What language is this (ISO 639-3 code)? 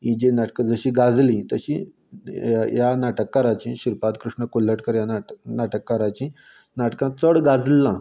kok